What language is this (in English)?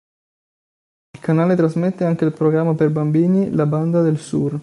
Italian